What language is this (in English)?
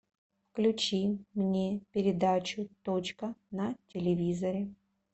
Russian